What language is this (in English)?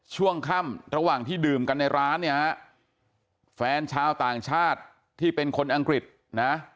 Thai